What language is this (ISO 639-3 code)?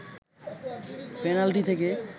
ben